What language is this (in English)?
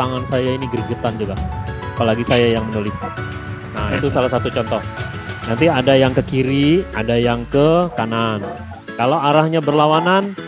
Indonesian